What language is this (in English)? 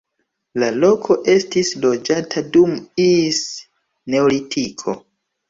Esperanto